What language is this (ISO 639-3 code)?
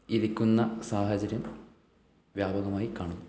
mal